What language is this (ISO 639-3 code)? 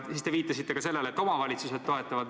est